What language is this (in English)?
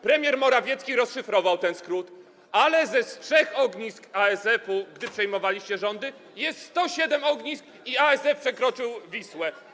Polish